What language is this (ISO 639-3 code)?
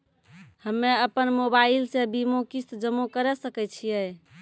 mai